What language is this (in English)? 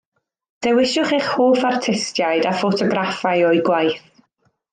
Welsh